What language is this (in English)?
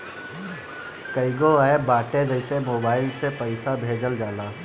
Bhojpuri